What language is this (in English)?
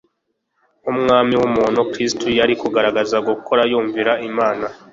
Kinyarwanda